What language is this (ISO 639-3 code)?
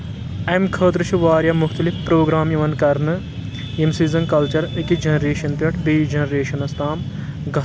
kas